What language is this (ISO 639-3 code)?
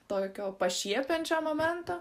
lit